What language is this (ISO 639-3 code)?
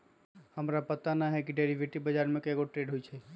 mag